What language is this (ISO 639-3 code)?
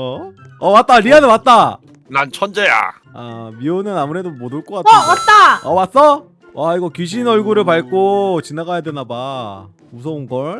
kor